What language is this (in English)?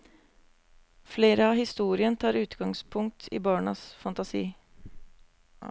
Norwegian